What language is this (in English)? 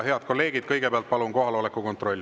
Estonian